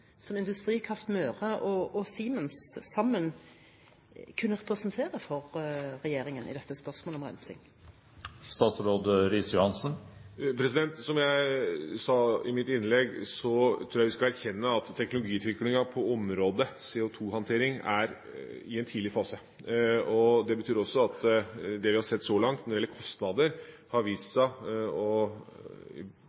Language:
Norwegian Bokmål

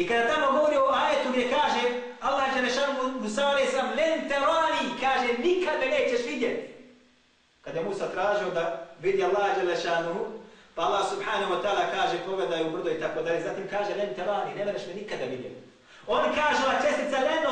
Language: Greek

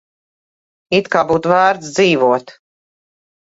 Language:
Latvian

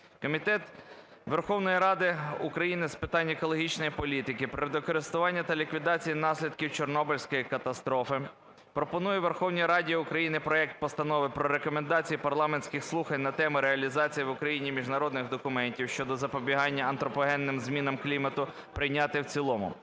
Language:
Ukrainian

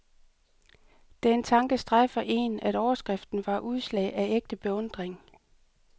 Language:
Danish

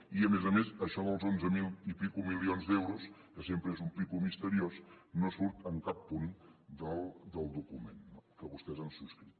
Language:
Catalan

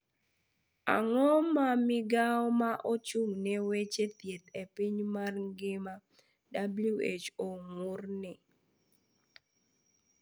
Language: Luo (Kenya and Tanzania)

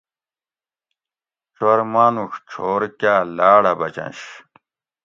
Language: Gawri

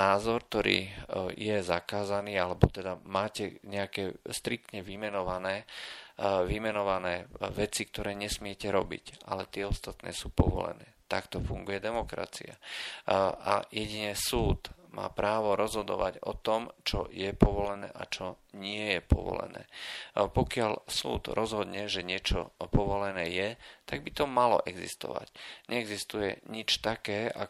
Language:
Slovak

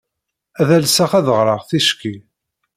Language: Kabyle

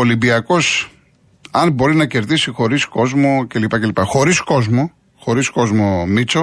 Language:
Greek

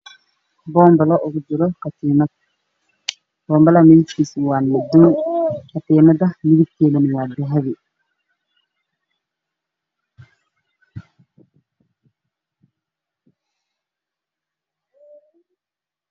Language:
Somali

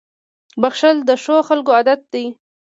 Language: Pashto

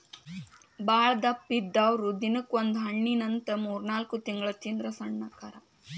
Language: Kannada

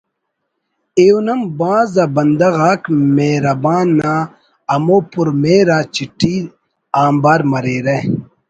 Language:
Brahui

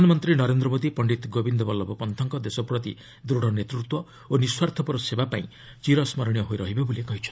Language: Odia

